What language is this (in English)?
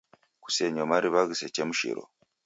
Taita